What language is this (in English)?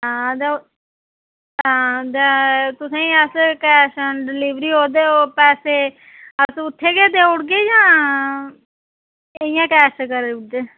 Dogri